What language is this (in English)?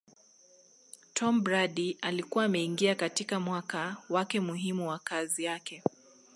Swahili